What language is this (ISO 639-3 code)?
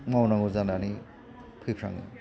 brx